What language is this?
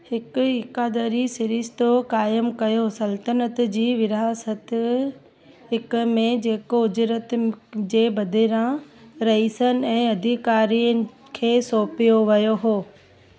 Sindhi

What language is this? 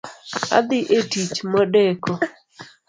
Luo (Kenya and Tanzania)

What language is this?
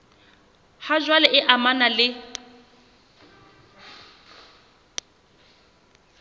Southern Sotho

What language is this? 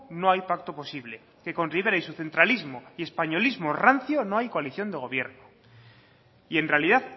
Spanish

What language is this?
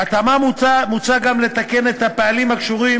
Hebrew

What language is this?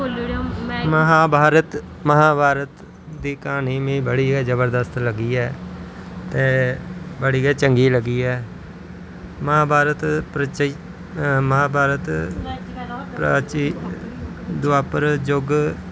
Dogri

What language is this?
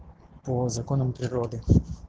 Russian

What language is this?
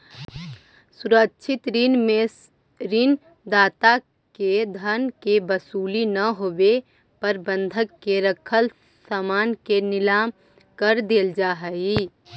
Magahi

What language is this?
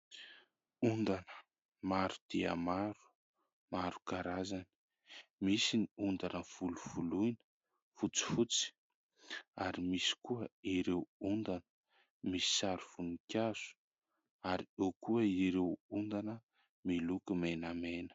Malagasy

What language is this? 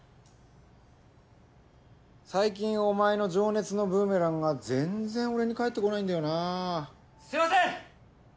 Japanese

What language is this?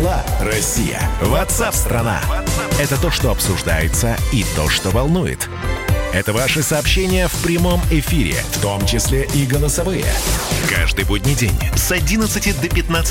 Russian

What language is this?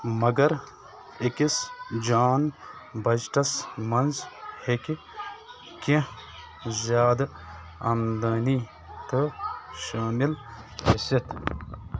Kashmiri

